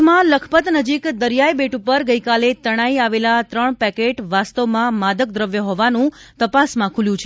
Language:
Gujarati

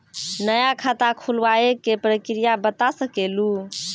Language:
Maithili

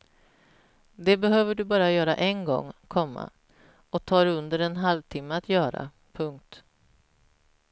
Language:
Swedish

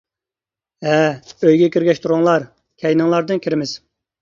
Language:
Uyghur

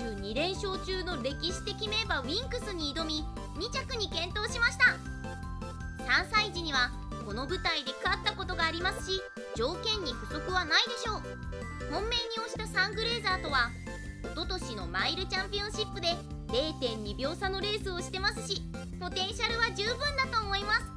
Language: Japanese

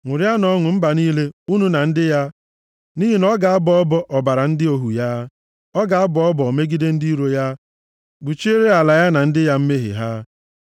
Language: Igbo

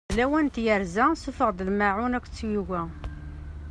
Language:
Kabyle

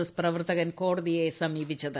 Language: Malayalam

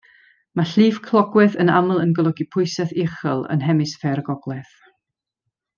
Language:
Welsh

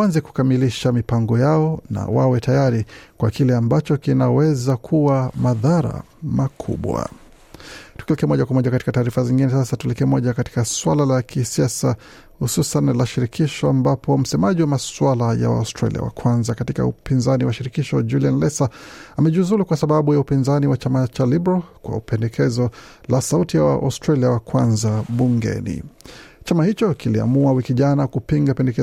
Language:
Swahili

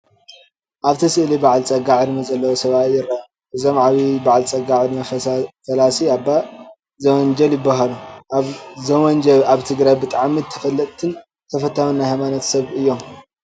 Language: Tigrinya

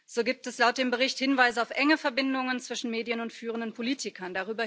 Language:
German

